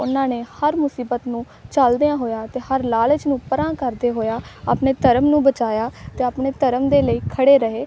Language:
Punjabi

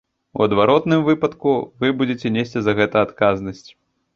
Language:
Belarusian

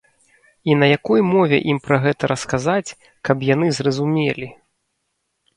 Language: Belarusian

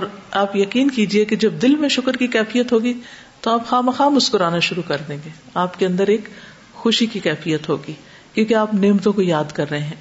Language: Urdu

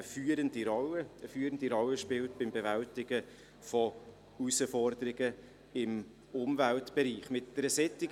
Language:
Swiss German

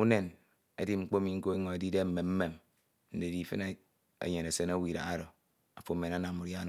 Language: Ito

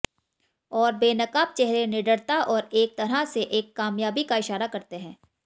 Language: Hindi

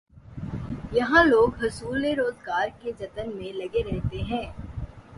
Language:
Urdu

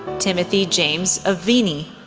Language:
English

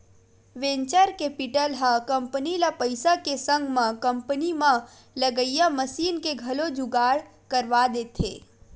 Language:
Chhattisgarhi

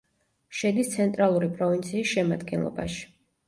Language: Georgian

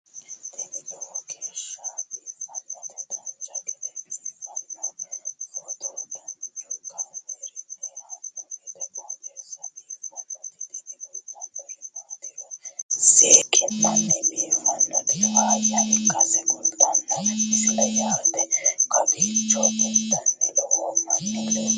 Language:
Sidamo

